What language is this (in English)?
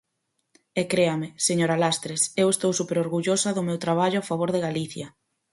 Galician